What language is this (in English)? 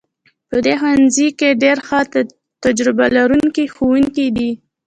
Pashto